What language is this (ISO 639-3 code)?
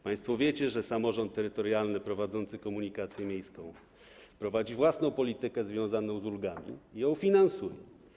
pol